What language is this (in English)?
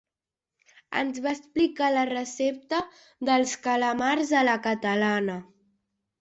Catalan